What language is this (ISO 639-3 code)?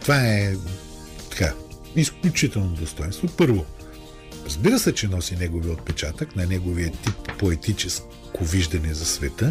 bul